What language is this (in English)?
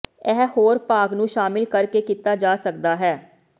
Punjabi